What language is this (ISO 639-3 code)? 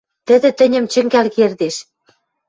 mrj